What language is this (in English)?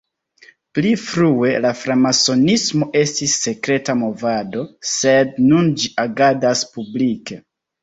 Esperanto